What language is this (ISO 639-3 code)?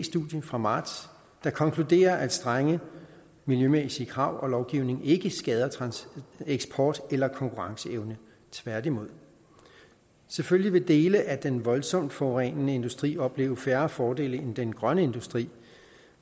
dan